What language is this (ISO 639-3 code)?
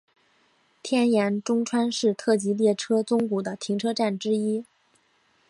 zho